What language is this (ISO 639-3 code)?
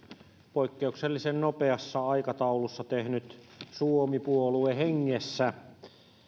fin